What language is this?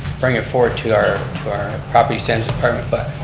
English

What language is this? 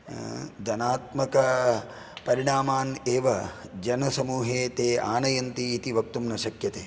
Sanskrit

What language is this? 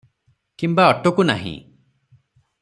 Odia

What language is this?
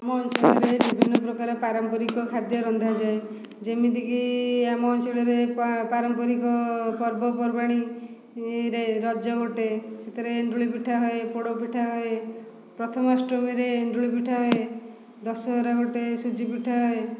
Odia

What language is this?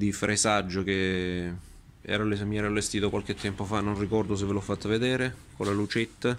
Italian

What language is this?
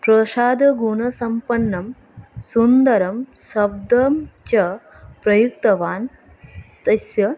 Sanskrit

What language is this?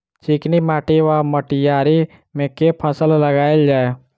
Maithili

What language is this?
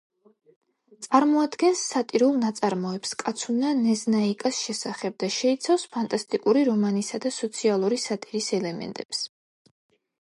Georgian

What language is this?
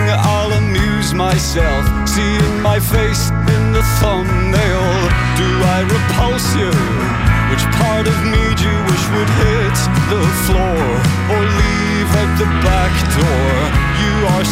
Czech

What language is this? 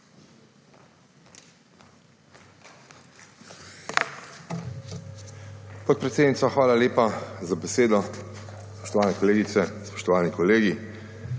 Slovenian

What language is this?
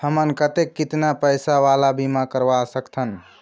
Chhattisgarhi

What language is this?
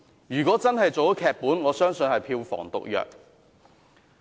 Cantonese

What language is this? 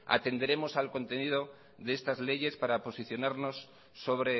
Spanish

